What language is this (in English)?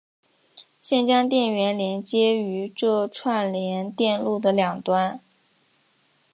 Chinese